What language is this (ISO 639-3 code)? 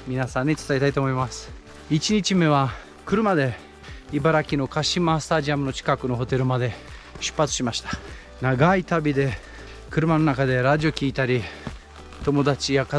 jpn